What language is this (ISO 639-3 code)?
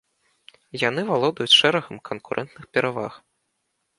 bel